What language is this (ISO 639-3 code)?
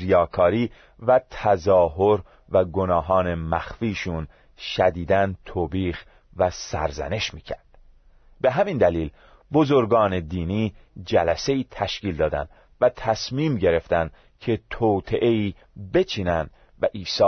fas